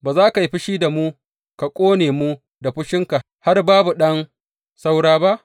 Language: Hausa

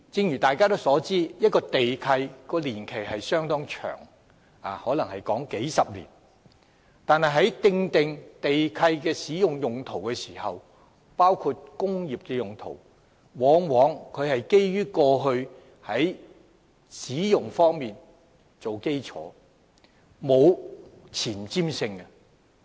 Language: Cantonese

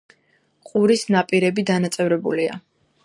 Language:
Georgian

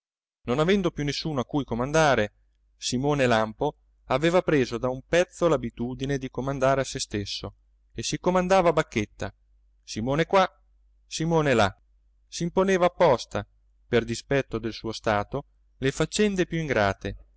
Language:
Italian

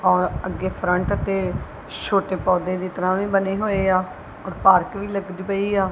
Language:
Punjabi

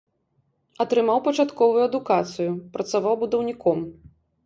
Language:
Belarusian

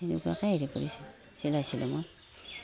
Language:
Assamese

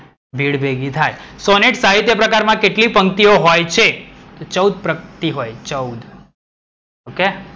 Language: Gujarati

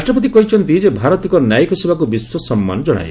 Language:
Odia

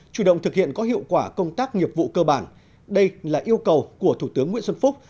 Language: Vietnamese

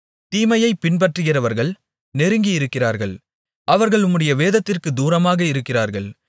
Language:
Tamil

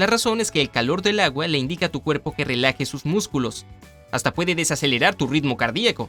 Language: Spanish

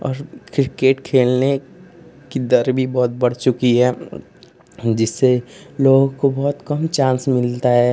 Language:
Hindi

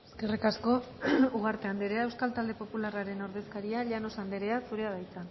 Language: Basque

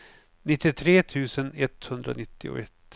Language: Swedish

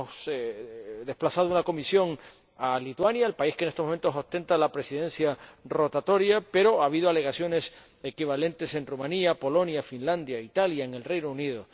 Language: Spanish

